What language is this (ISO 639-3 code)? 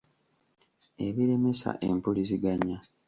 lug